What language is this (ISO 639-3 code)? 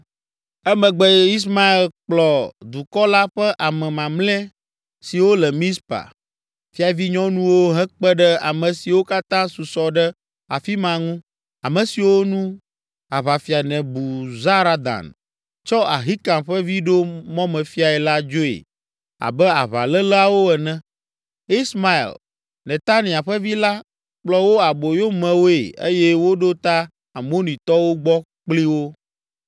ewe